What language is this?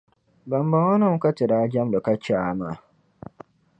Dagbani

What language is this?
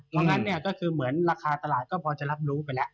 Thai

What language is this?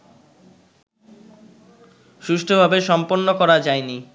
Bangla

